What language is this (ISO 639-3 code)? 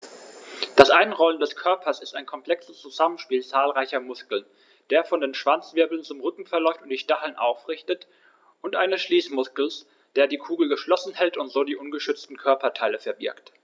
deu